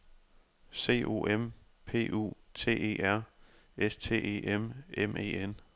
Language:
Danish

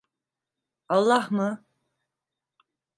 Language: Turkish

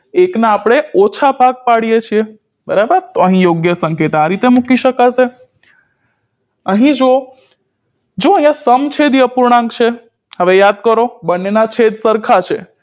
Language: Gujarati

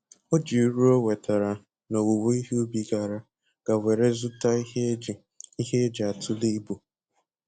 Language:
Igbo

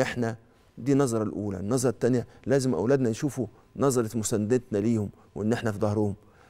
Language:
Arabic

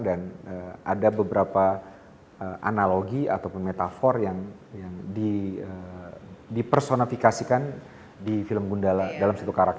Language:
Indonesian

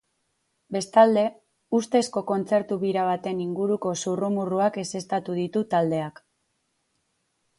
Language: Basque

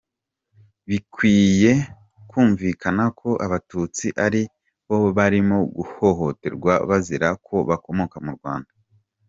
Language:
Kinyarwanda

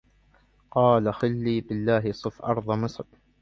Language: Arabic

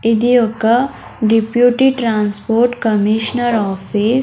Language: Telugu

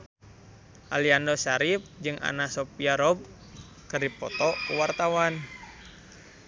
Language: Sundanese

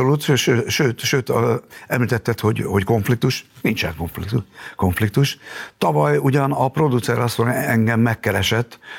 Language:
Hungarian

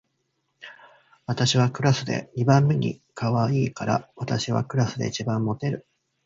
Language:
Japanese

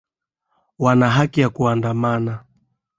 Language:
Swahili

